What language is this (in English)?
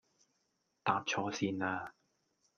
Cantonese